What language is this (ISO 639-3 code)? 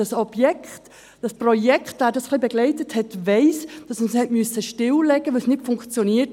gsw